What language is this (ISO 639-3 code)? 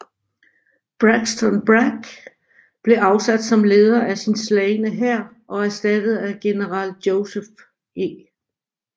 dan